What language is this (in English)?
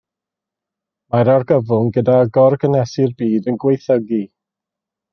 Welsh